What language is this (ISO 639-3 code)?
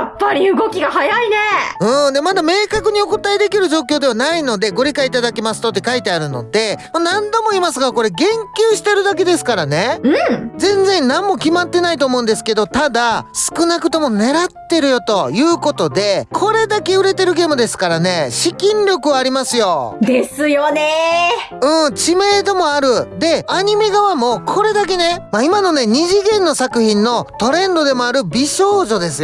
jpn